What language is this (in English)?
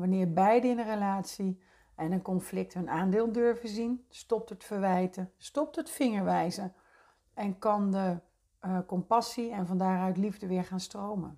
Dutch